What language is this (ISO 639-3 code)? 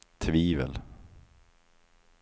swe